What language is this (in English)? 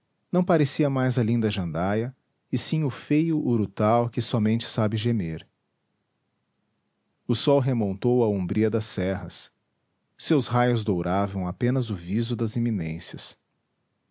Portuguese